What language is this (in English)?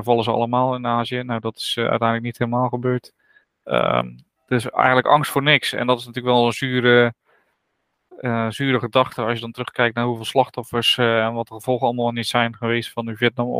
Dutch